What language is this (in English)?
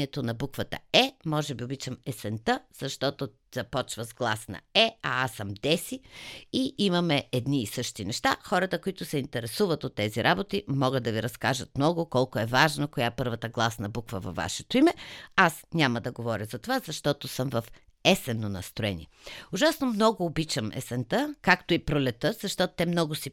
Bulgarian